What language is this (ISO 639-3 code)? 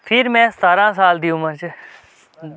doi